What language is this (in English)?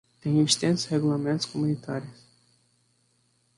Portuguese